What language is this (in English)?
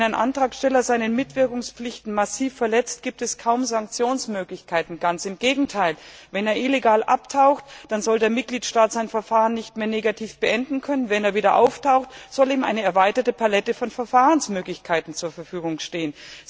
German